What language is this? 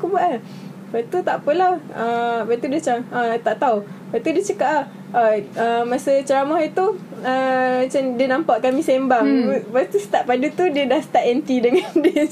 Malay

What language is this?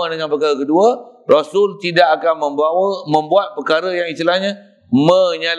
Malay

